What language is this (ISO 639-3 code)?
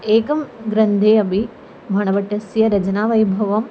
san